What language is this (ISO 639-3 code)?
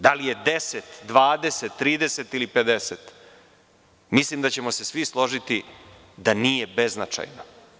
srp